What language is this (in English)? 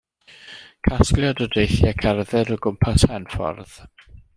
Welsh